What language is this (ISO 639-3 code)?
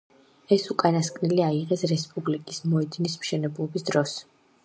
kat